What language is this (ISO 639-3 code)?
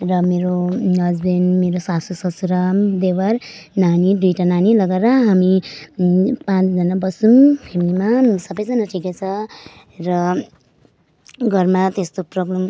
nep